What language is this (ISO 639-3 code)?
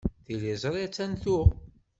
kab